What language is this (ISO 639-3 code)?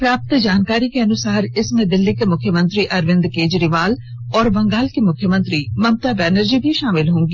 hin